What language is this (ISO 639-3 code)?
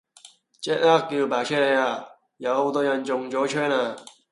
yue